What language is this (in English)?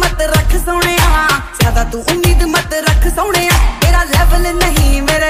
Spanish